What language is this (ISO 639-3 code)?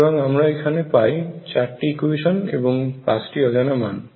ben